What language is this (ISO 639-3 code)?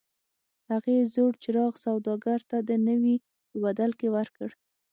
pus